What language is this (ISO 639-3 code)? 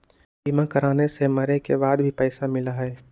mag